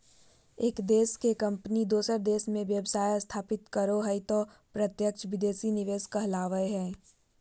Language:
Magahi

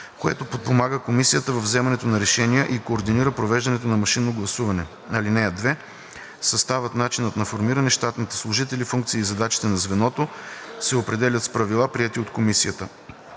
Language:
Bulgarian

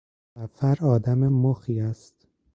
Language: Persian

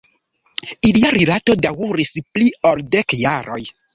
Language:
Esperanto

